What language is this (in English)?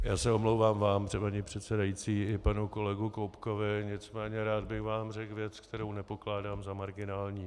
Czech